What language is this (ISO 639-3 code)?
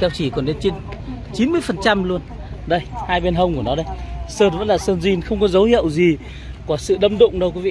vie